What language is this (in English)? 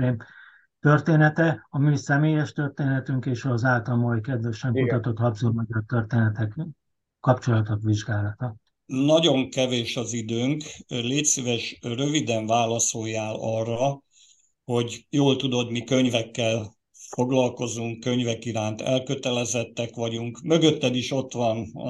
Hungarian